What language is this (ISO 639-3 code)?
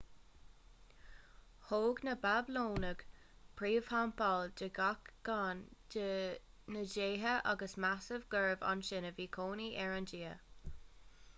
gle